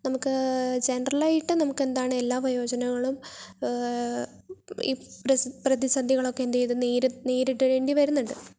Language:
Malayalam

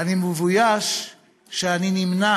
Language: Hebrew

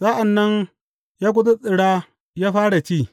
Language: Hausa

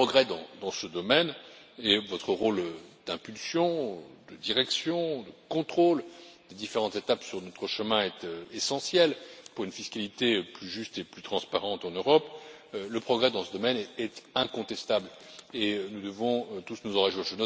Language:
French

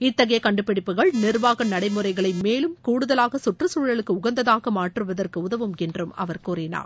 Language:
Tamil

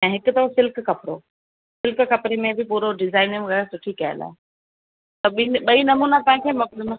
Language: Sindhi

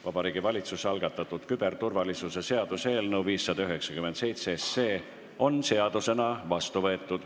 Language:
Estonian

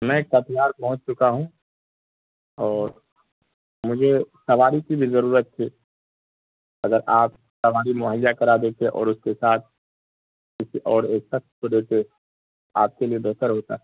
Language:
Urdu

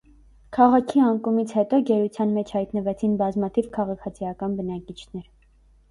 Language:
Armenian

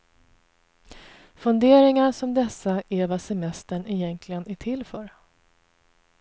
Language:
Swedish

